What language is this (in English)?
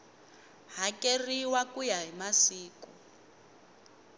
Tsonga